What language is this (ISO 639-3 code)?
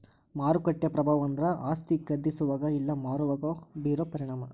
kan